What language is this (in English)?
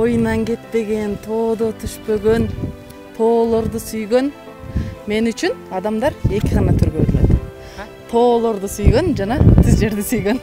Turkish